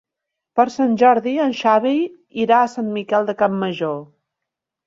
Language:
Catalan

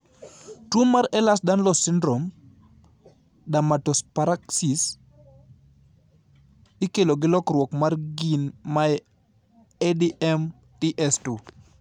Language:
Luo (Kenya and Tanzania)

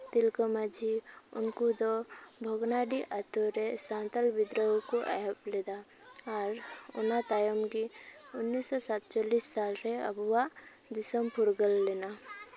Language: Santali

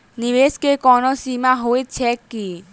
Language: Maithili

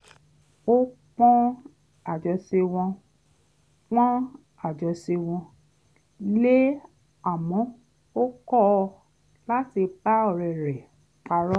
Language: Yoruba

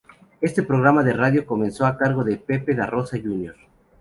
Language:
Spanish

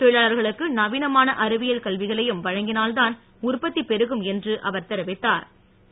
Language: Tamil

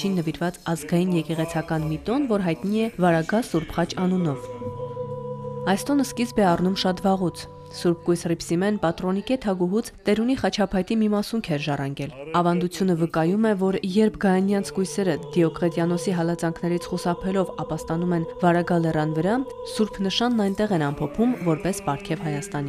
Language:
German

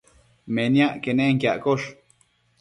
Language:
Matsés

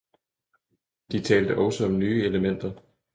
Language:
Danish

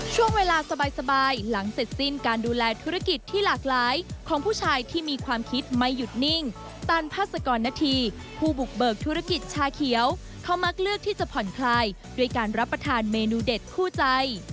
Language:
Thai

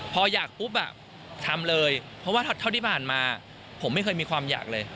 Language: Thai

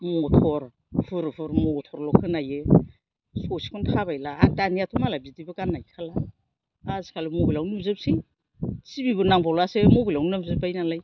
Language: Bodo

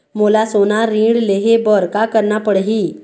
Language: Chhattisgarhi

